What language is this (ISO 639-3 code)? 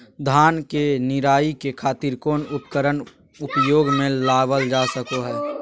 mag